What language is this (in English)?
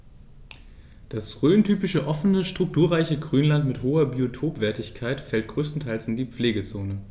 German